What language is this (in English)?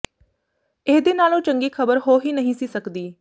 Punjabi